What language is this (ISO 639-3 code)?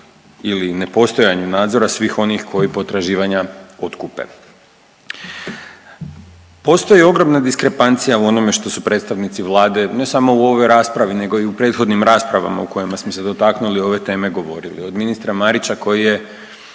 hrv